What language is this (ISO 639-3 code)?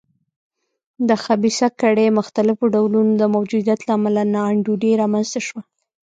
pus